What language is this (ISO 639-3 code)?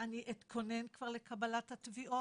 heb